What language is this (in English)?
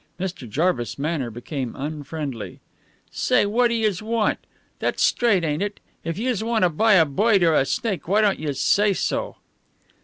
English